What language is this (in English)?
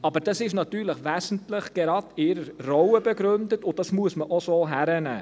Swiss German